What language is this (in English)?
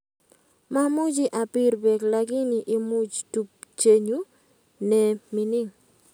Kalenjin